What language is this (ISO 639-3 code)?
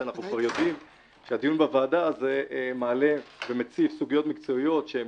heb